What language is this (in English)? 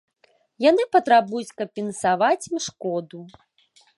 Belarusian